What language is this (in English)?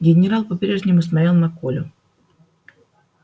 Russian